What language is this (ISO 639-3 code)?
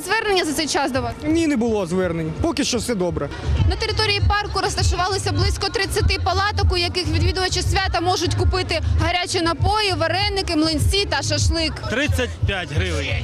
ukr